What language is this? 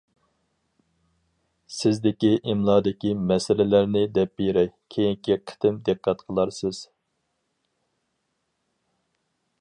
Uyghur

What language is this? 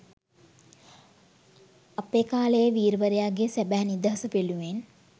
Sinhala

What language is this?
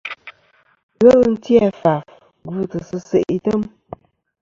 Kom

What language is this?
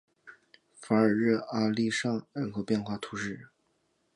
Chinese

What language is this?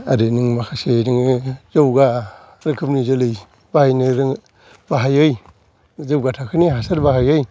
Bodo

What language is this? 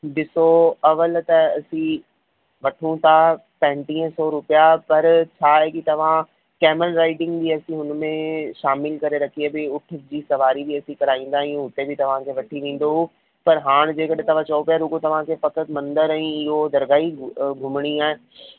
Sindhi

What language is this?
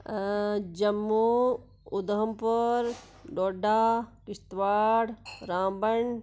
Dogri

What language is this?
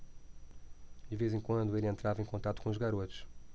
Portuguese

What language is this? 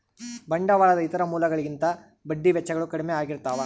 Kannada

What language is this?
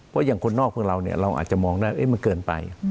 Thai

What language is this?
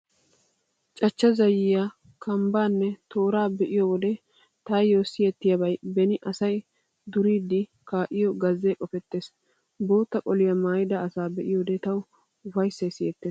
Wolaytta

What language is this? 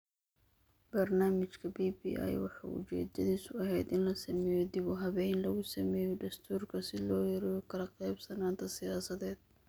Somali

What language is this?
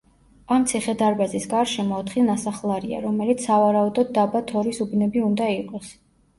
Georgian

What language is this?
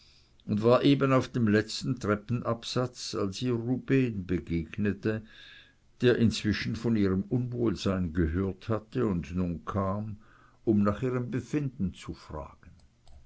German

